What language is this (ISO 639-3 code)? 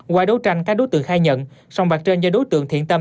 vie